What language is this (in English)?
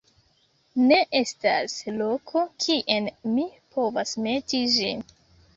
Esperanto